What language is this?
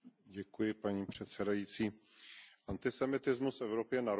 Czech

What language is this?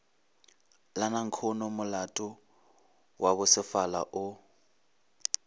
Northern Sotho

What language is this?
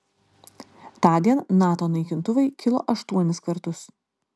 Lithuanian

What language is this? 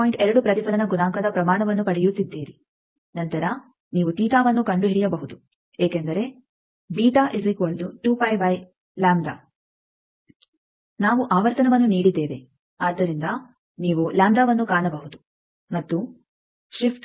Kannada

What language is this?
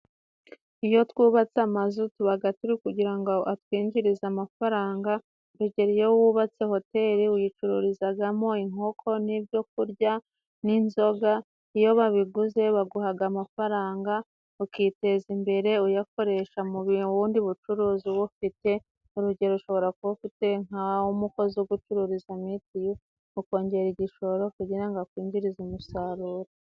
Kinyarwanda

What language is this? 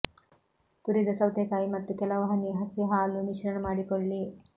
Kannada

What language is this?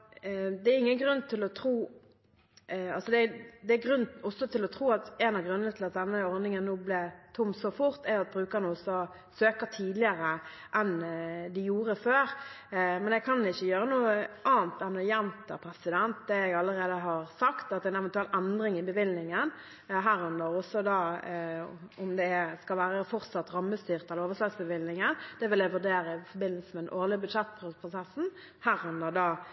Norwegian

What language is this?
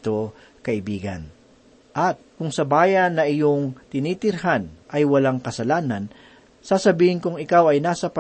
Filipino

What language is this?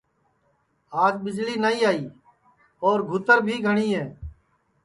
Sansi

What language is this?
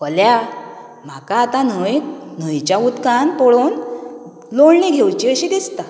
Konkani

